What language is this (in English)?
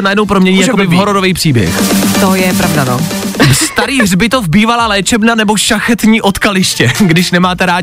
Czech